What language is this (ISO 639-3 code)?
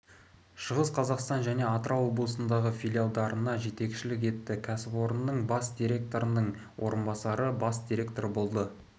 kaz